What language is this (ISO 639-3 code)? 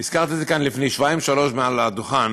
heb